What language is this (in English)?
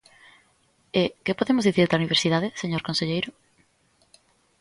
Galician